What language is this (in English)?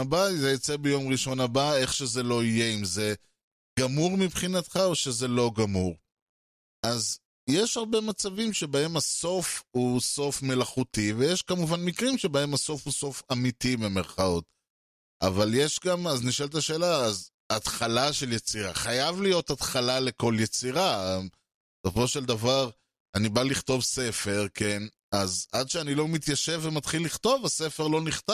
Hebrew